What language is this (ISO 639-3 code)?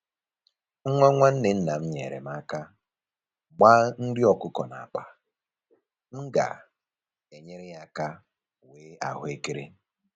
ibo